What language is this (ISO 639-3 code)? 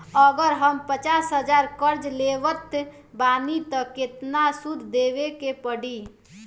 bho